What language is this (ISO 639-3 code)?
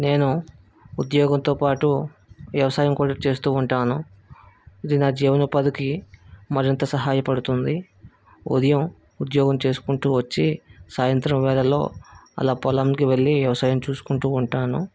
tel